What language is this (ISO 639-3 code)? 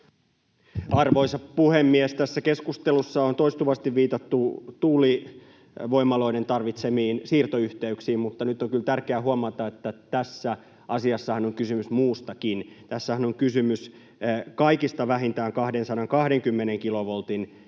fin